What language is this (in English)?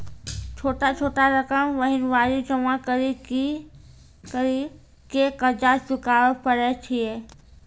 Maithili